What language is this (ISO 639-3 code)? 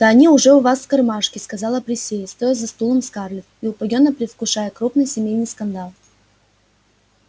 rus